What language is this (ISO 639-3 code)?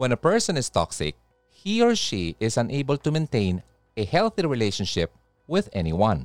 fil